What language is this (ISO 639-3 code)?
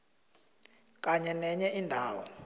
nbl